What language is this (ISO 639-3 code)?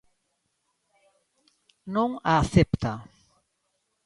glg